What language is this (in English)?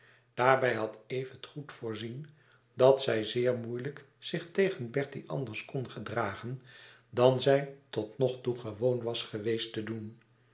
Dutch